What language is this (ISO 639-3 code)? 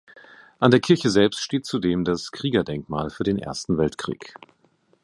deu